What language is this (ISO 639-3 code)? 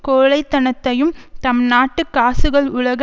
tam